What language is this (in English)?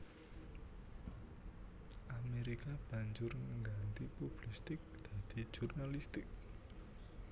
Javanese